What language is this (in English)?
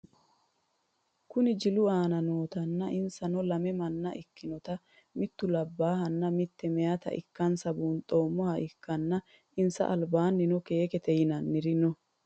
Sidamo